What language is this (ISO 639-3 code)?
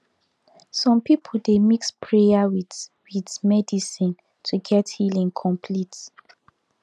pcm